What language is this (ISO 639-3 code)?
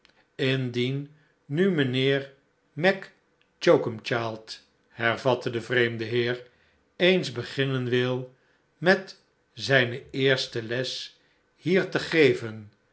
nld